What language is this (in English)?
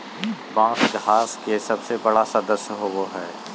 Magahi